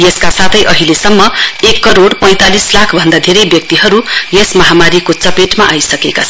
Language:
Nepali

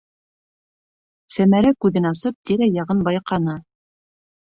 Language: Bashkir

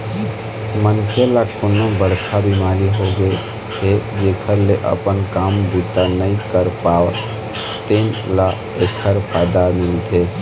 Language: Chhattisgarhi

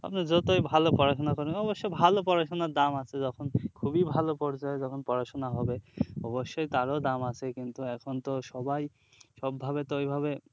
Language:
Bangla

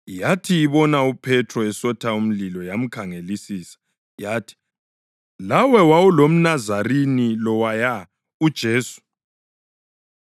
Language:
North Ndebele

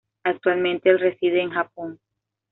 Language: Spanish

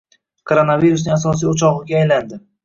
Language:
Uzbek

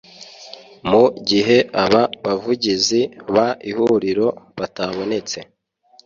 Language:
Kinyarwanda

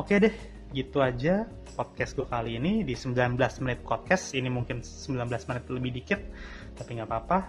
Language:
Indonesian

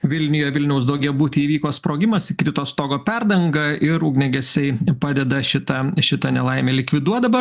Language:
Lithuanian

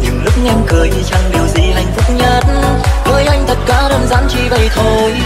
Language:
Vietnamese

